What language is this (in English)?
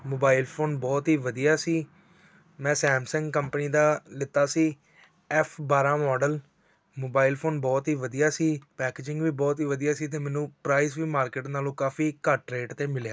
Punjabi